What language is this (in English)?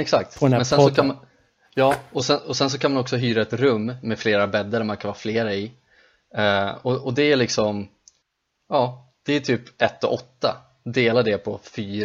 Swedish